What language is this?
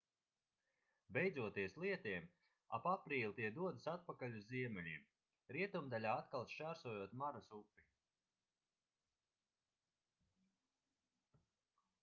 Latvian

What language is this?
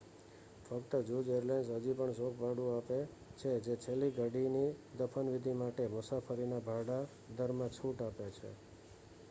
Gujarati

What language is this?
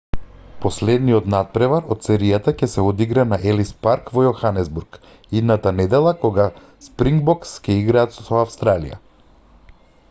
Macedonian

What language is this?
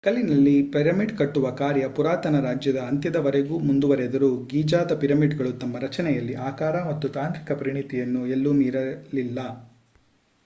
Kannada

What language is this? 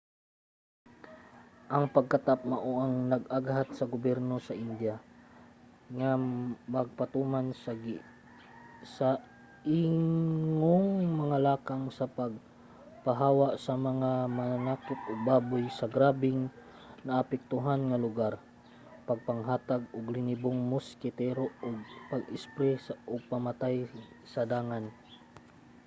Cebuano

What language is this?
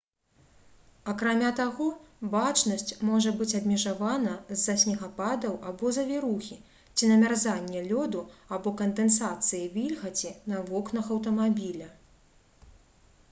Belarusian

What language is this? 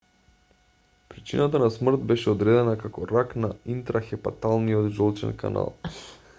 Macedonian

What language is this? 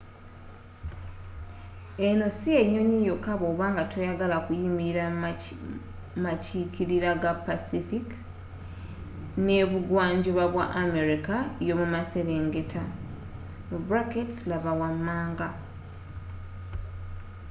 Ganda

